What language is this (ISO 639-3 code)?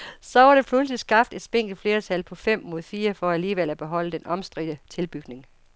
dan